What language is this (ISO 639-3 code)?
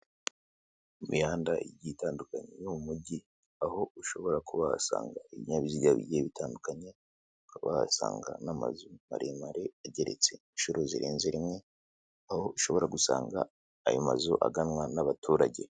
kin